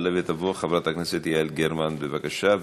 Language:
Hebrew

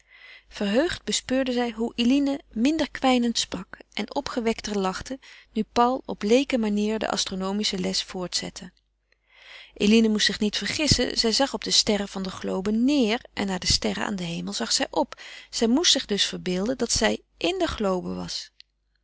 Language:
Dutch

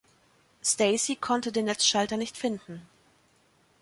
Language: German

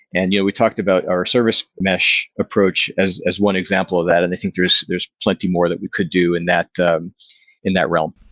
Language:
English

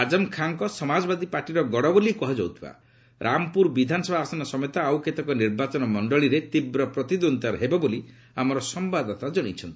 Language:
Odia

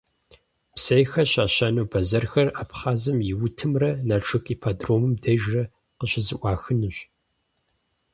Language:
Kabardian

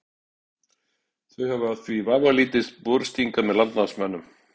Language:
Icelandic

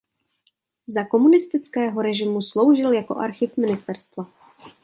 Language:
Czech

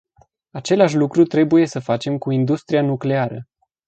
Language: Romanian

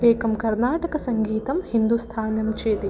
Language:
Sanskrit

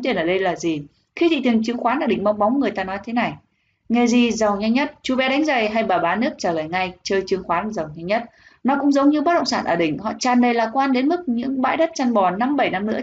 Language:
Vietnamese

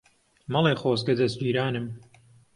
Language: Central Kurdish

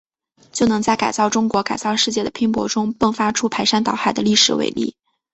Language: Chinese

